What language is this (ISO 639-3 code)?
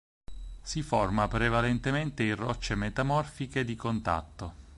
ita